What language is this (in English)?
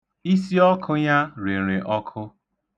Igbo